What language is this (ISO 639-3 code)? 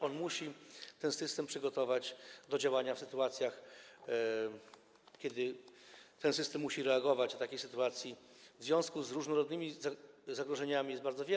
pol